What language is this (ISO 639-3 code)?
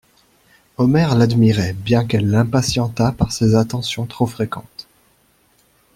fra